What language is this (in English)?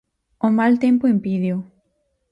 Galician